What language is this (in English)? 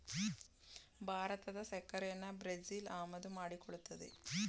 Kannada